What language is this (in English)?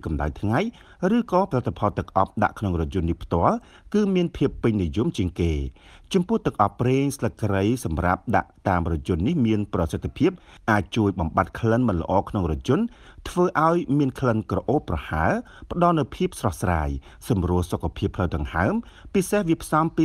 Thai